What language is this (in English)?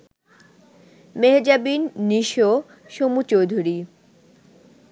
Bangla